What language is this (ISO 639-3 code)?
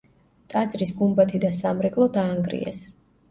kat